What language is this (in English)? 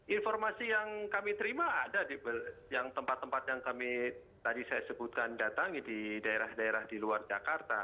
Indonesian